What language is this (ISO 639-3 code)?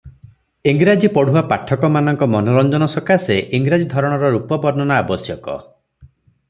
ori